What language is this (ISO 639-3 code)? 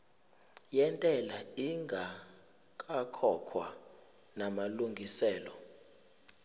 zul